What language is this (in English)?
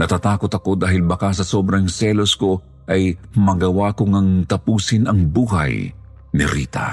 Filipino